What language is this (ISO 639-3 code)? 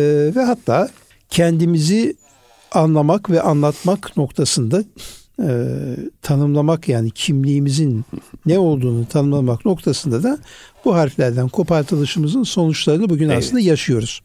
tur